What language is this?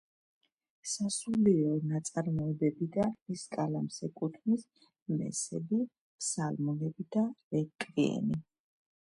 Georgian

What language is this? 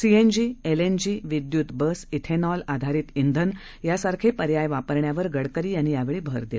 Marathi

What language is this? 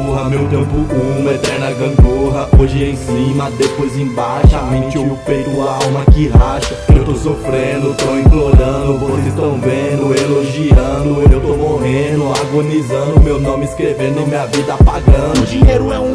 Portuguese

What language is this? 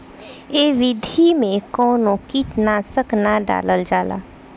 Bhojpuri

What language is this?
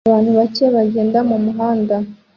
Kinyarwanda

